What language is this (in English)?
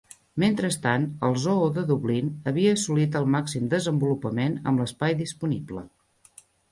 Catalan